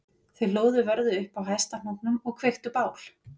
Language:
Icelandic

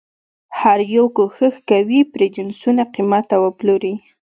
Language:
Pashto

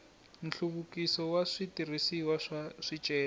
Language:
Tsonga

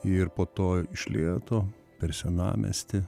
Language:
Lithuanian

